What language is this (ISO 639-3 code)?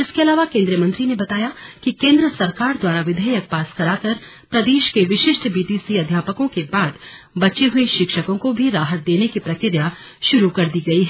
hin